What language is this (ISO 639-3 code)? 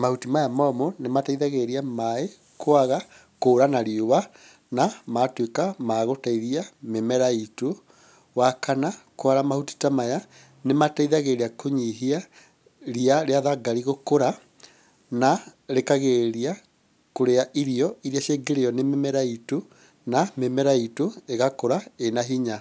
kik